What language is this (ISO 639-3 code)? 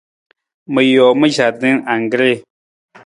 nmz